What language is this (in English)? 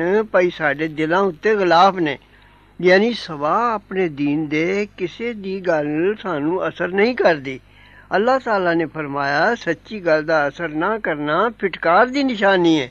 Arabic